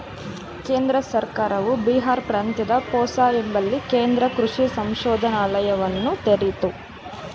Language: Kannada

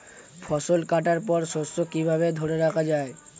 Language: Bangla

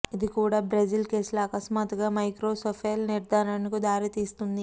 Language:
Telugu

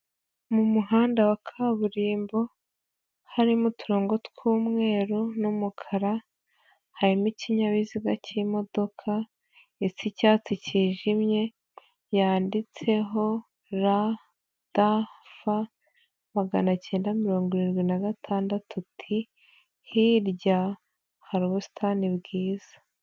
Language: Kinyarwanda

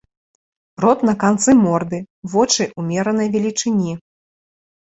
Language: Belarusian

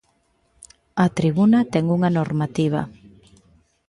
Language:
Galician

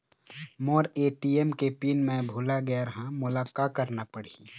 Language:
Chhattisgarhi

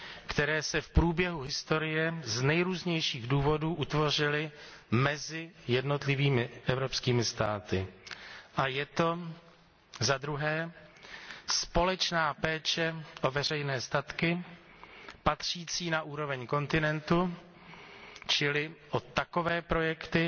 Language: Czech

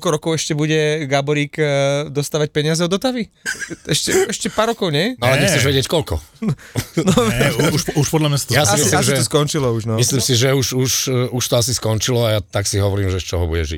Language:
Slovak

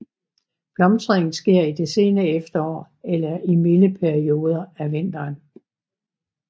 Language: Danish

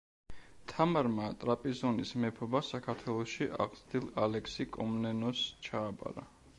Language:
Georgian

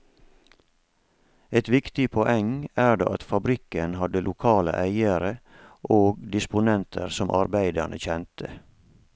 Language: Norwegian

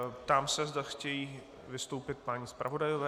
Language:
Czech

